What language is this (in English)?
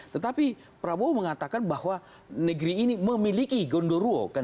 Indonesian